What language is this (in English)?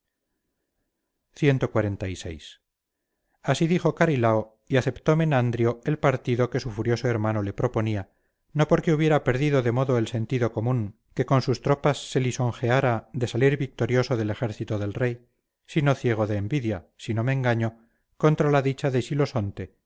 Spanish